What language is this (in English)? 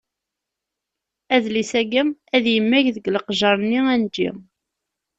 Kabyle